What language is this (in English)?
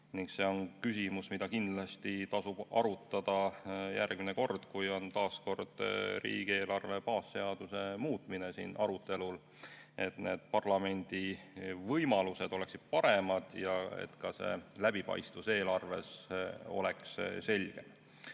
Estonian